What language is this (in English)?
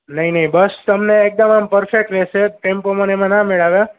Gujarati